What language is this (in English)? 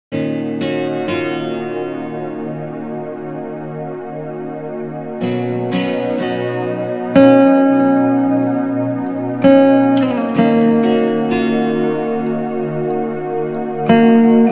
Hindi